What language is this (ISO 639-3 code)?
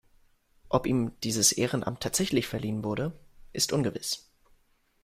deu